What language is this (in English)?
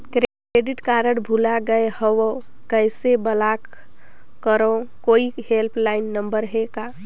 Chhattisgarhi